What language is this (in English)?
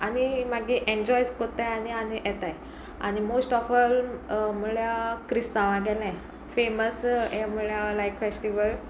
Konkani